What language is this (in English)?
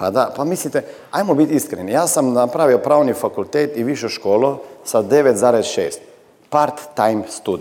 Croatian